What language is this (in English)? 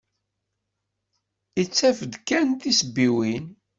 Kabyle